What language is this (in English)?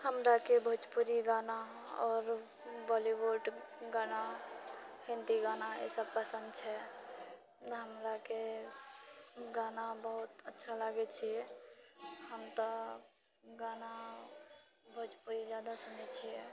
Maithili